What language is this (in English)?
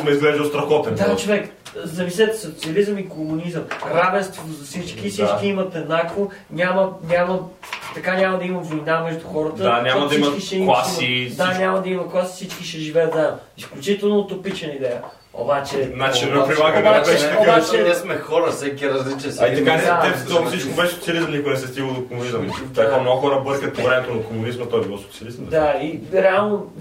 Bulgarian